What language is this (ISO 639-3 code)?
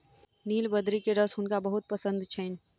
mai